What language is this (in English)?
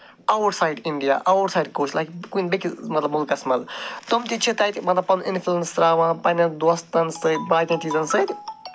Kashmiri